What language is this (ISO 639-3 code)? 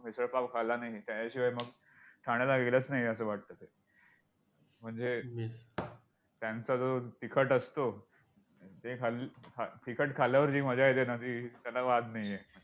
mar